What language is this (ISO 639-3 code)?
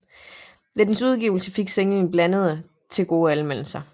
dan